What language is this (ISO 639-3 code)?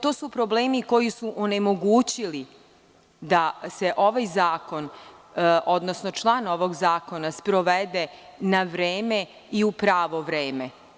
srp